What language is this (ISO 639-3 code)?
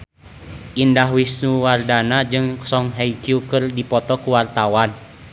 sun